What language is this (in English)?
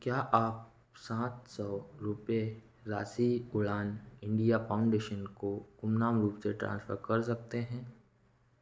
Hindi